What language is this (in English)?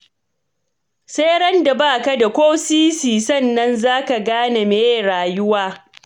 Hausa